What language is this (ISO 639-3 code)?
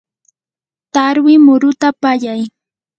qur